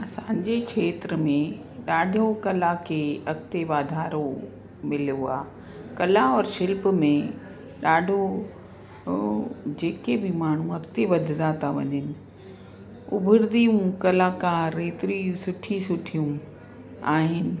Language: Sindhi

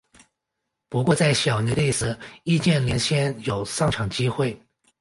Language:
Chinese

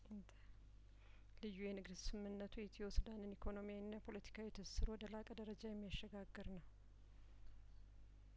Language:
Amharic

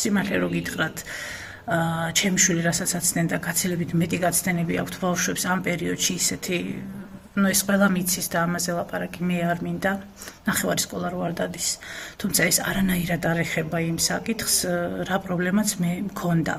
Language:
Romanian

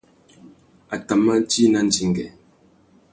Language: Tuki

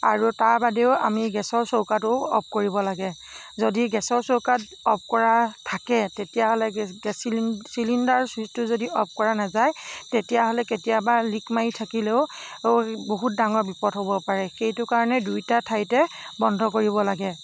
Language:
Assamese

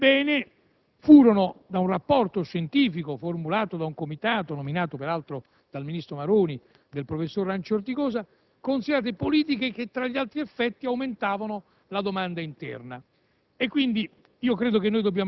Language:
Italian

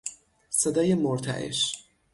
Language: Persian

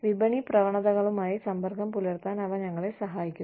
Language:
Malayalam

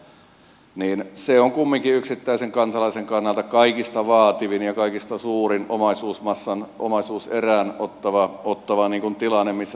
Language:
Finnish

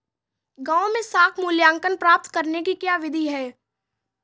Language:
Hindi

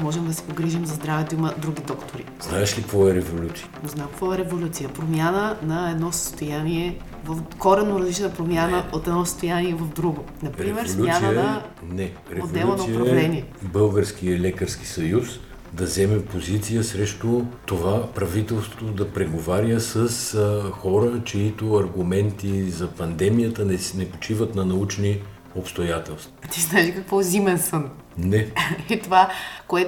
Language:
Bulgarian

